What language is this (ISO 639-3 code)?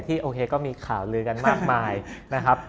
tha